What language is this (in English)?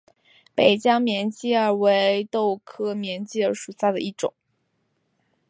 Chinese